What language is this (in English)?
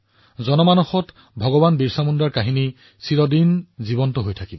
Assamese